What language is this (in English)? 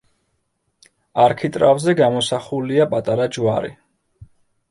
Georgian